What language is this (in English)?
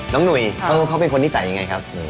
Thai